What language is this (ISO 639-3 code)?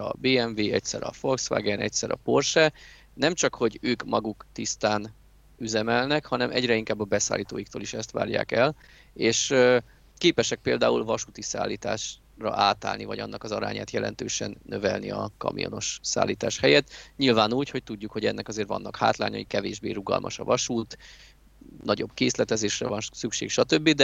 hun